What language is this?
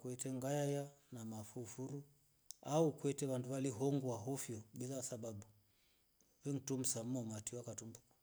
Rombo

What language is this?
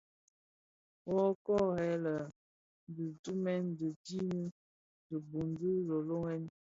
Bafia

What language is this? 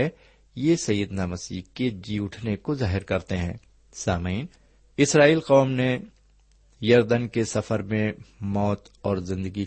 Urdu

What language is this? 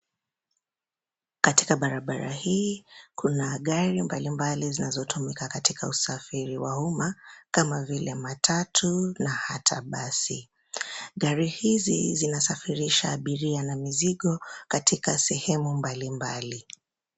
Swahili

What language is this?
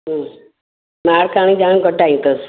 Sindhi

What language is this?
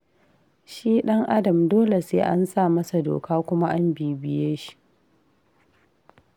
Hausa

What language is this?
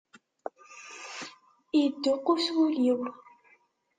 Kabyle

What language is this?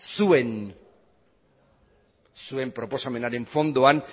Basque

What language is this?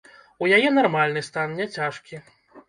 Belarusian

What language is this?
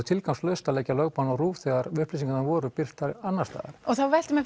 Icelandic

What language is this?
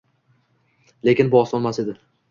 Uzbek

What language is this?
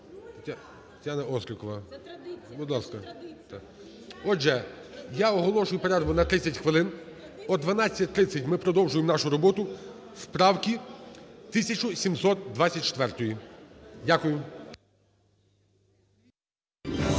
Ukrainian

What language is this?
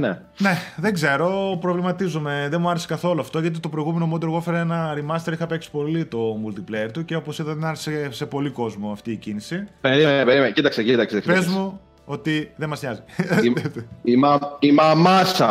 Greek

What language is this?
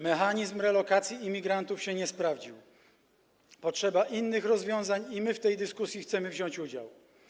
Polish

